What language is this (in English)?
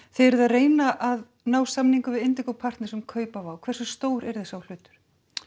Icelandic